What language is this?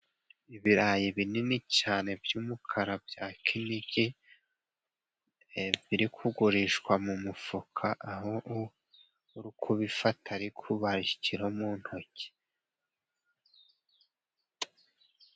Kinyarwanda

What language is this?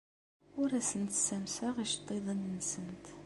Kabyle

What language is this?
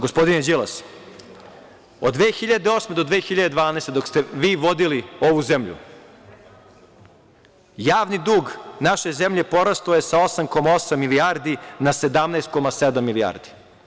Serbian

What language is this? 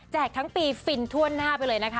Thai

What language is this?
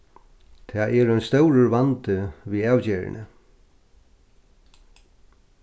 Faroese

